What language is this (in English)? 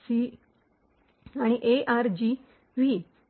Marathi